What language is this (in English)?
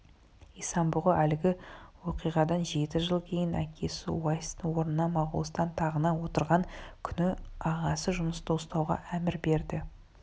Kazakh